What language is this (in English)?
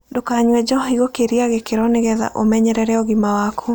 Kikuyu